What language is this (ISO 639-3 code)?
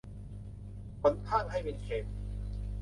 tha